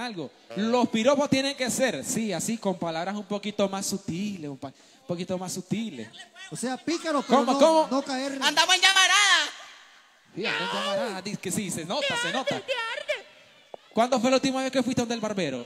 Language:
Spanish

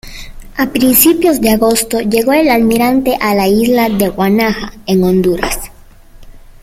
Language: Spanish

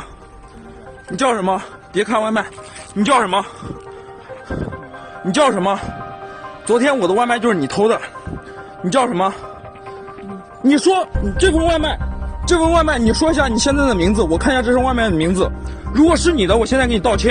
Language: Chinese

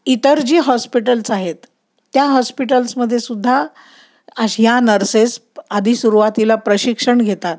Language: Marathi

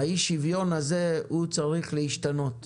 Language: Hebrew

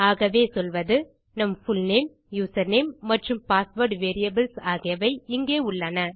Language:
Tamil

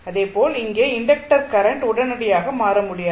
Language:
Tamil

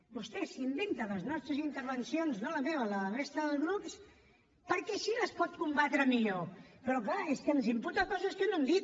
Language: Catalan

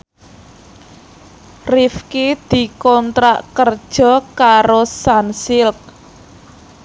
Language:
Javanese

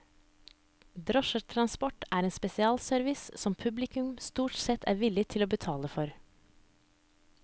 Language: Norwegian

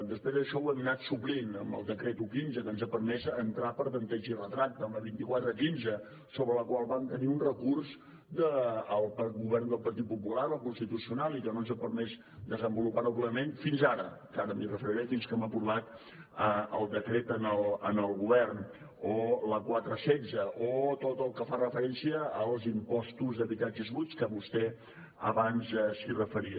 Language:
Catalan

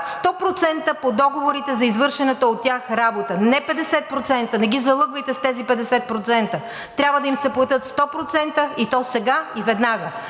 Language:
Bulgarian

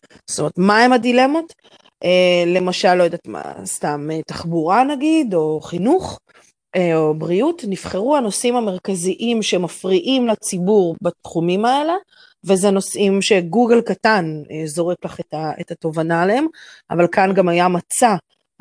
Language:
Hebrew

